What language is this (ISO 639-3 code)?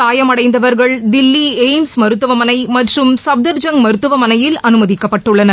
tam